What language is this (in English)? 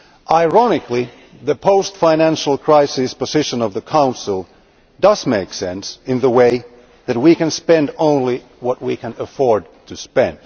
English